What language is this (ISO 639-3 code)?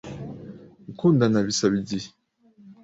kin